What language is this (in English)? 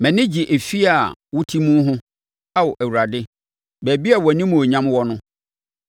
Akan